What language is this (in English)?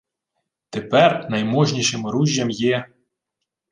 Ukrainian